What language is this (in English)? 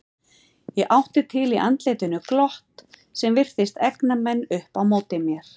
Icelandic